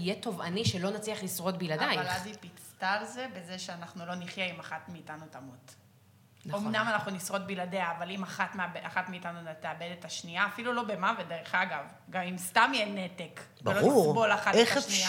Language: Hebrew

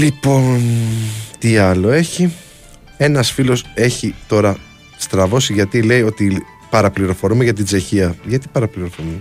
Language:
Greek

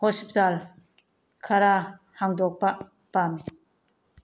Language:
Manipuri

